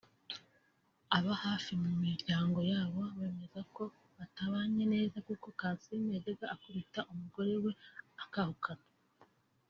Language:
Kinyarwanda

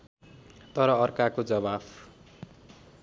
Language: Nepali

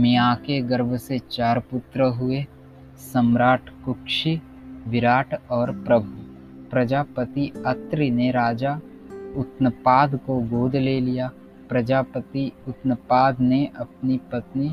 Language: Hindi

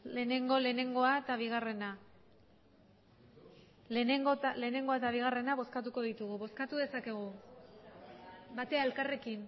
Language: Basque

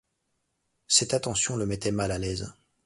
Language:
French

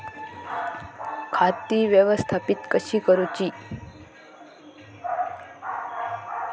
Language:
Marathi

